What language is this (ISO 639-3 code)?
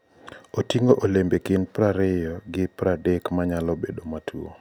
luo